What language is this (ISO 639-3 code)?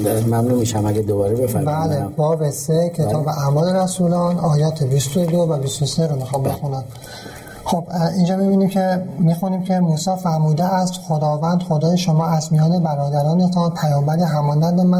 fas